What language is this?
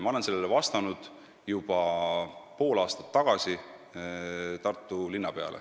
Estonian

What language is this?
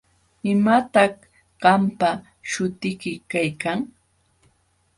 Jauja Wanca Quechua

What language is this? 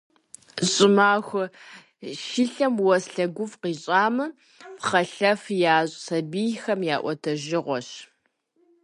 Kabardian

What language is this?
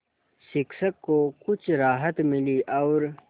Hindi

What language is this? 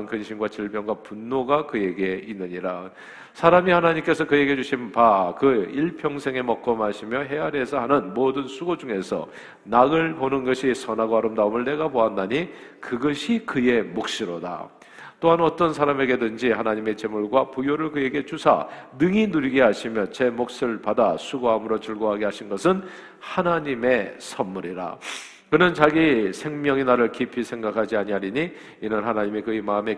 Korean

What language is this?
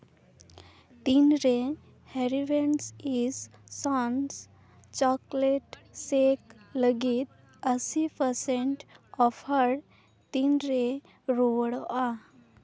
Santali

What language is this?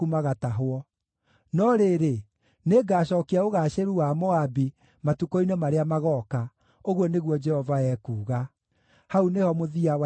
Kikuyu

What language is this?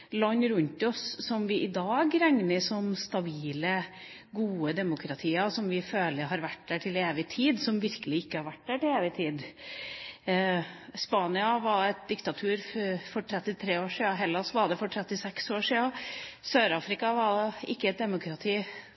Norwegian Bokmål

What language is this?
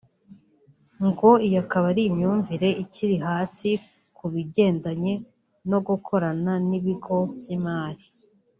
Kinyarwanda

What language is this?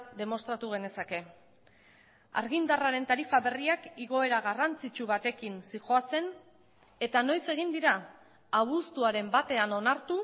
Basque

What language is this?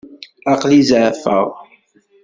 Kabyle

